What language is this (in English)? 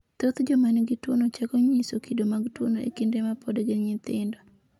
Luo (Kenya and Tanzania)